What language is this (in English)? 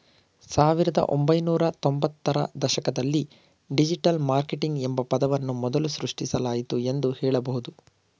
Kannada